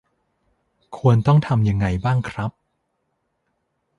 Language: Thai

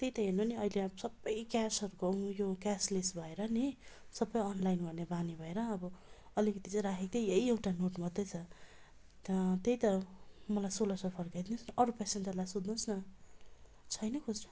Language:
Nepali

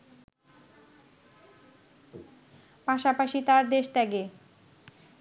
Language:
Bangla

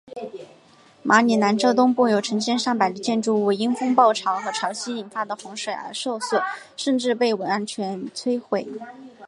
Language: Chinese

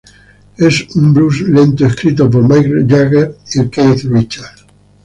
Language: Spanish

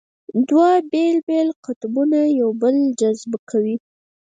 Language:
Pashto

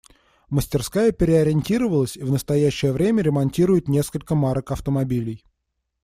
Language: Russian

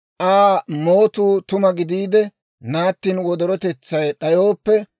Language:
Dawro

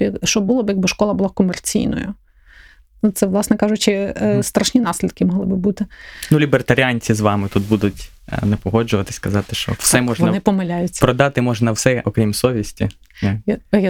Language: Ukrainian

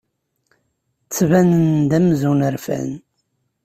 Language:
Kabyle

